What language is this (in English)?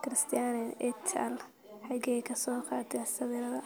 Somali